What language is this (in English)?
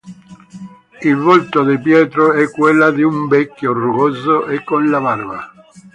Italian